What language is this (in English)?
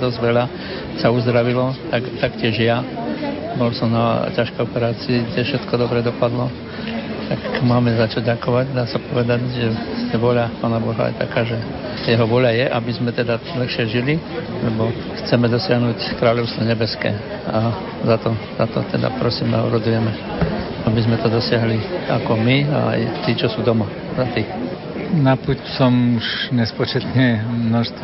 Slovak